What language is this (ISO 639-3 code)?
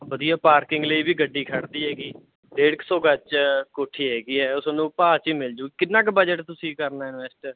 pan